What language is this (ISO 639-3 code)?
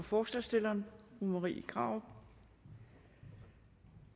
dan